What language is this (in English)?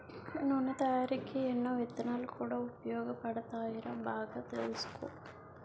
Telugu